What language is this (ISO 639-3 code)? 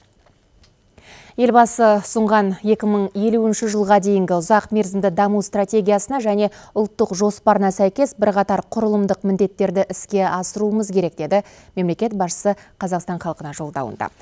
kaz